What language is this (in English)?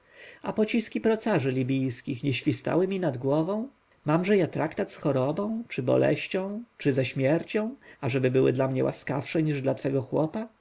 Polish